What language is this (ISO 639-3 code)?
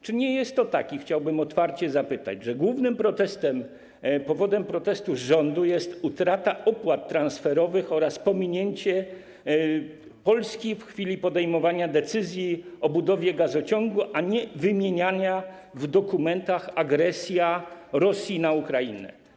pol